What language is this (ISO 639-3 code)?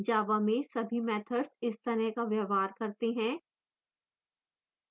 hin